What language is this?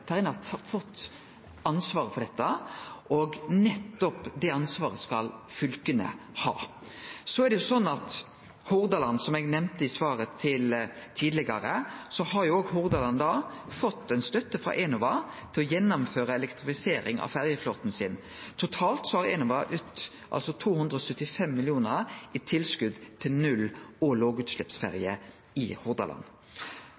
Norwegian Nynorsk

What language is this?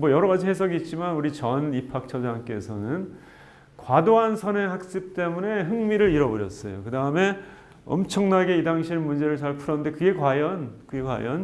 Korean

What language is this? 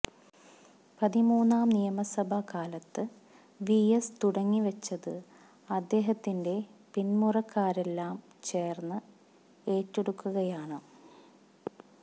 Malayalam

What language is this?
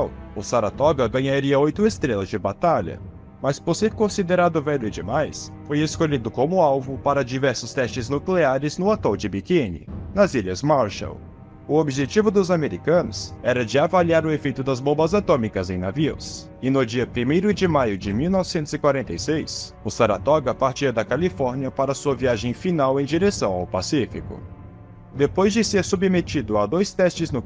Portuguese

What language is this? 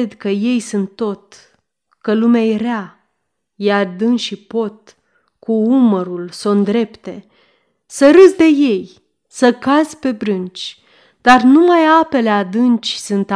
Romanian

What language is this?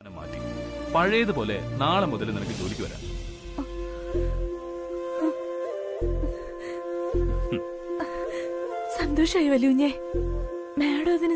Malayalam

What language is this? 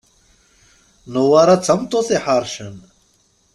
Kabyle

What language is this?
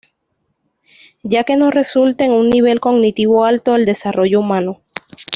Spanish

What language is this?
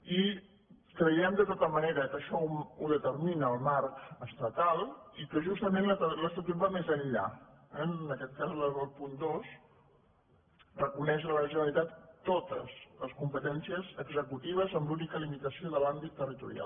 Catalan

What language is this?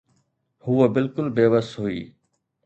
Sindhi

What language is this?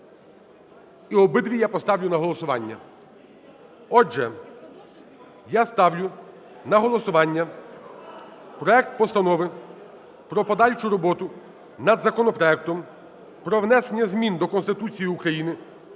Ukrainian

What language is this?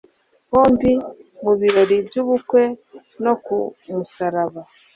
Kinyarwanda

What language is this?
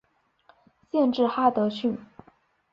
Chinese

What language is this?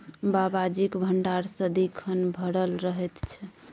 Maithili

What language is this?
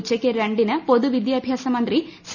Malayalam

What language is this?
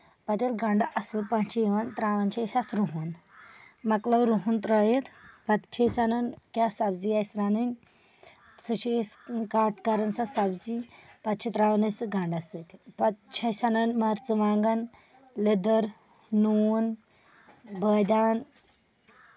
Kashmiri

